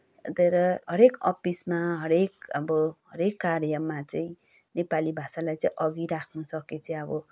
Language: Nepali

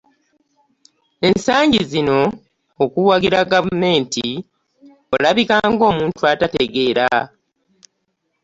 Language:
Ganda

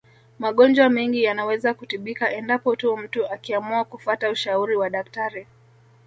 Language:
Swahili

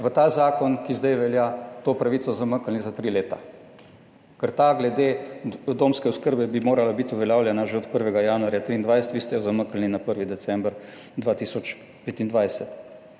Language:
Slovenian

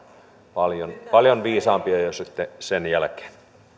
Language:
Finnish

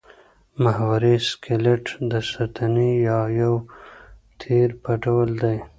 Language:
Pashto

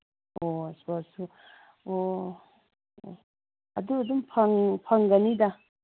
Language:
Manipuri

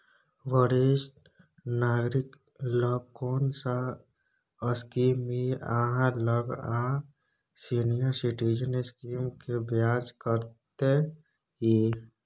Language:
Maithili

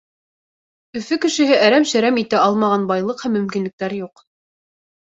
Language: Bashkir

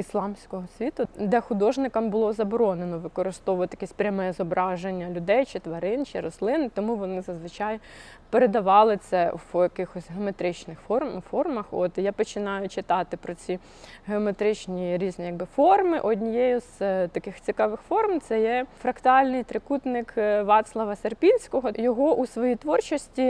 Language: Ukrainian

